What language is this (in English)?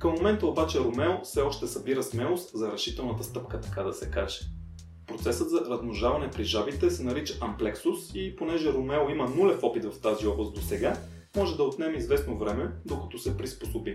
Bulgarian